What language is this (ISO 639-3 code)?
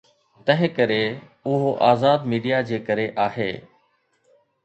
snd